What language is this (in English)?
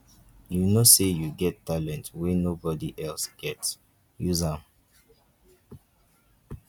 Nigerian Pidgin